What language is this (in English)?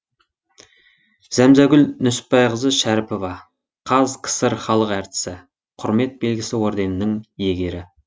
Kazakh